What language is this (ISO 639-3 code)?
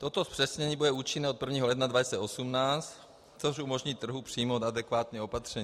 ces